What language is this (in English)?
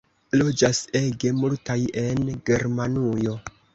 Esperanto